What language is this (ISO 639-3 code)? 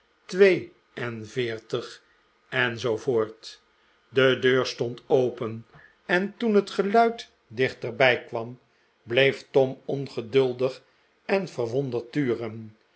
nld